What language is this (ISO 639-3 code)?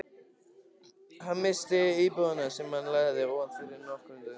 isl